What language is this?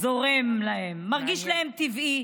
Hebrew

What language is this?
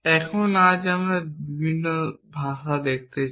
Bangla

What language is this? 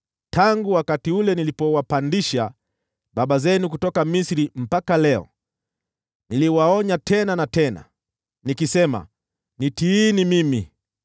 Swahili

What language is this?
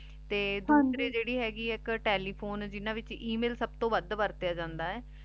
Punjabi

